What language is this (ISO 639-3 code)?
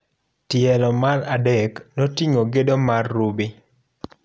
luo